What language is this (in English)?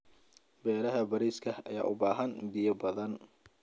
Somali